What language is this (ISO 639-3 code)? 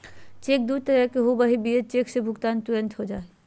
mag